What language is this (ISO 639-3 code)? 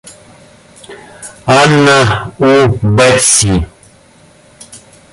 rus